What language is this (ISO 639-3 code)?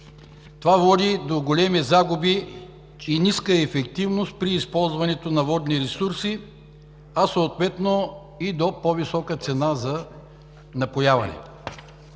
bul